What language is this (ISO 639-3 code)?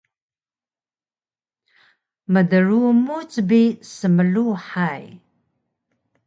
trv